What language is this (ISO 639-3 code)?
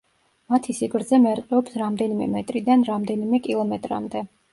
kat